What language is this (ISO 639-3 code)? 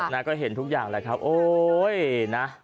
tha